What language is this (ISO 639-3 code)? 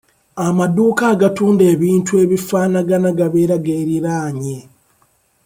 lug